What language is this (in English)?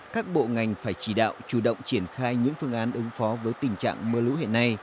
Vietnamese